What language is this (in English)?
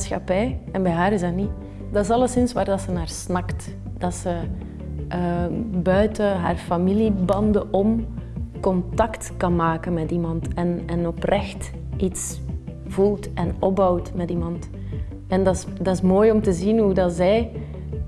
Dutch